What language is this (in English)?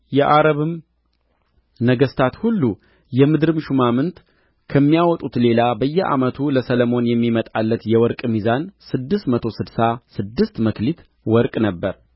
Amharic